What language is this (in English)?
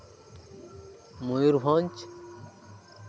Santali